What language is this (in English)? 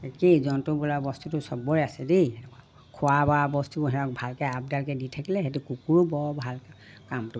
Assamese